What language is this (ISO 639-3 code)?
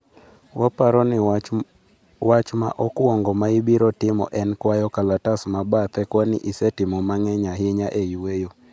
luo